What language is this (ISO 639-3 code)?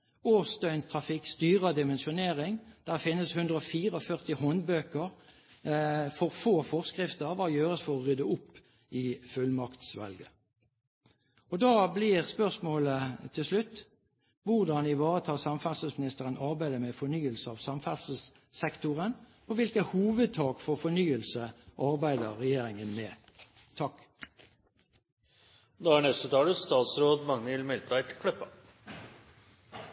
nor